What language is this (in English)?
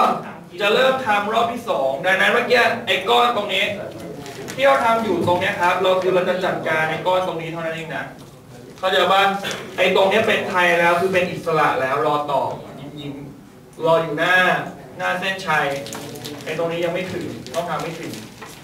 Thai